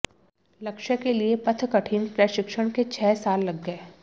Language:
Hindi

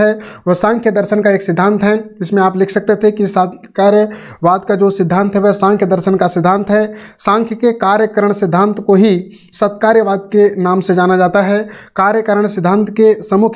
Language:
Hindi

